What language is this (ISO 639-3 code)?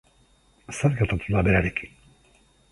eus